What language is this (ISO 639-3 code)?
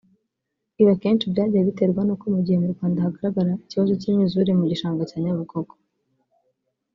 kin